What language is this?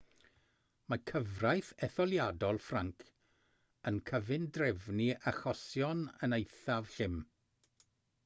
Welsh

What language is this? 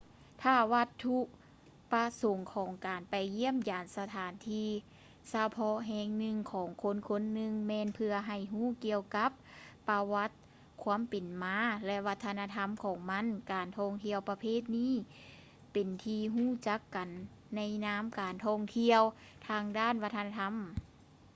Lao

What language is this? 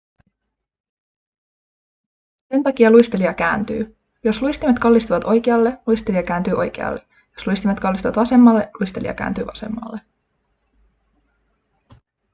Finnish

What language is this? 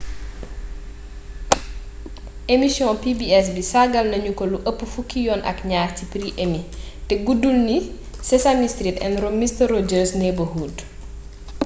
Wolof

